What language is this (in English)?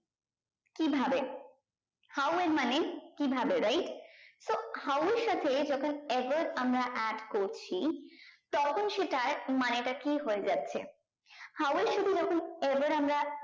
Bangla